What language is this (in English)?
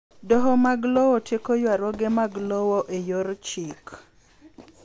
Luo (Kenya and Tanzania)